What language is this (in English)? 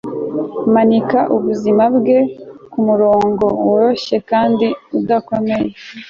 Kinyarwanda